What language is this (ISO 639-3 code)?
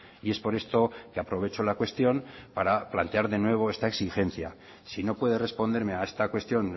spa